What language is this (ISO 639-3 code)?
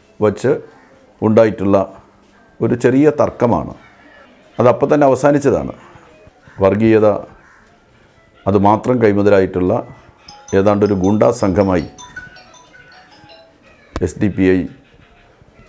ind